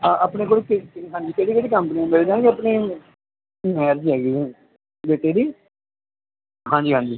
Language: Punjabi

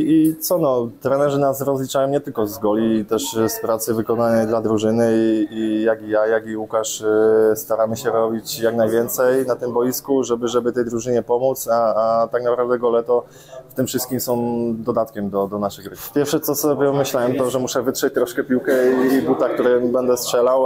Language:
Polish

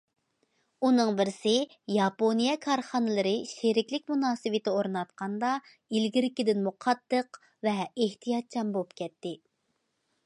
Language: Uyghur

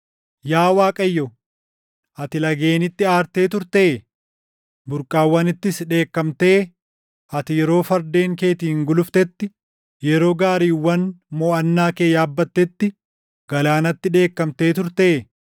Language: Oromo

